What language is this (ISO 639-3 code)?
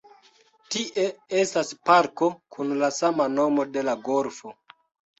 epo